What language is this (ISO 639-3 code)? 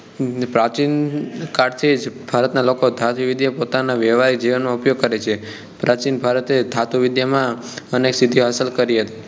guj